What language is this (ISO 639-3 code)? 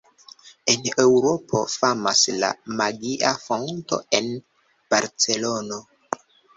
epo